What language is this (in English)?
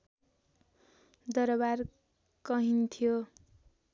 Nepali